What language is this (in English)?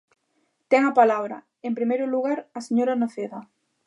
Galician